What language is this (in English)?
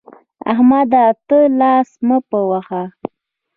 Pashto